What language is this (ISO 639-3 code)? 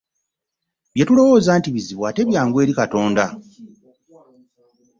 lug